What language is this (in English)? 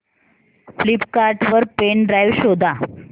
Marathi